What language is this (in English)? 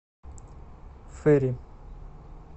Russian